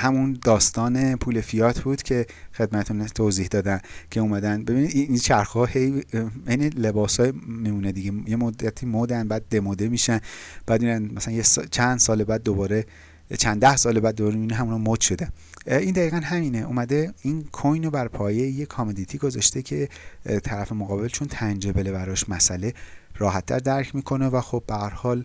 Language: Persian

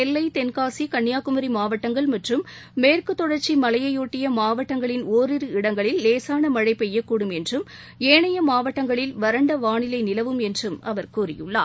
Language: Tamil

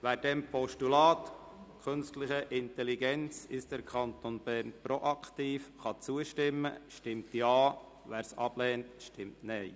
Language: Swiss German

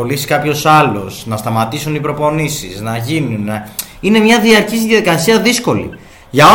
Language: Greek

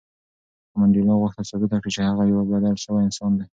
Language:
Pashto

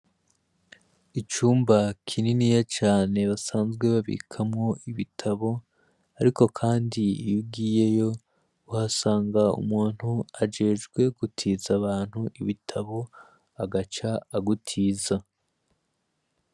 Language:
Rundi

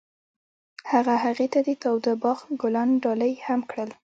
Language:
Pashto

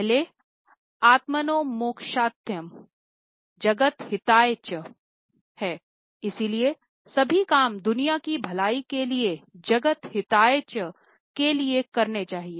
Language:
Hindi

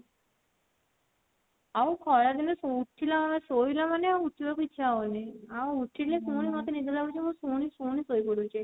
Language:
Odia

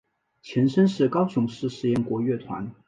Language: Chinese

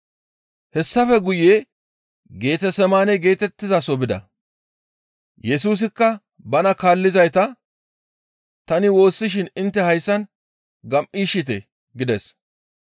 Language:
Gamo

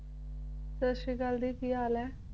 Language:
Punjabi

